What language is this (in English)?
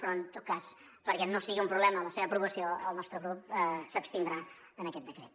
Catalan